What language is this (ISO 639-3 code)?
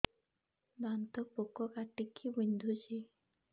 ori